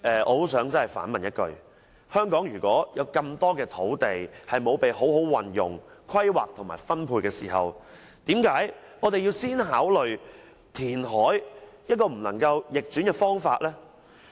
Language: Cantonese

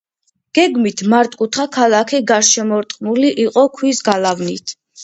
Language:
Georgian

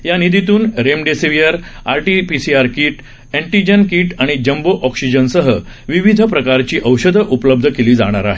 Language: Marathi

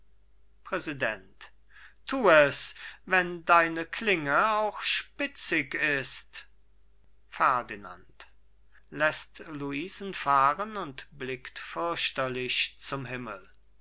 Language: German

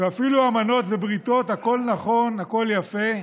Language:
Hebrew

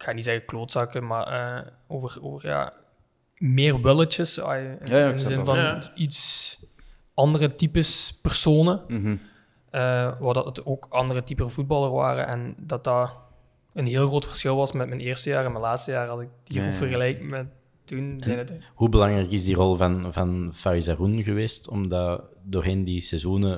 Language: Dutch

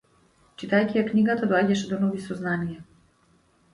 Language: Macedonian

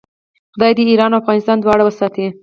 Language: Pashto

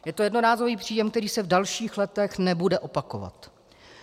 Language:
Czech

